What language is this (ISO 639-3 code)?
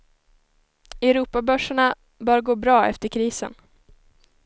swe